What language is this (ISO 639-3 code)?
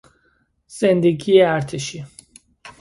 fas